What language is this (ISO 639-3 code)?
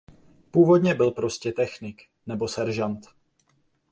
ces